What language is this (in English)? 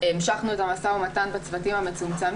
Hebrew